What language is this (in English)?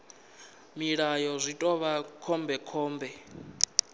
Venda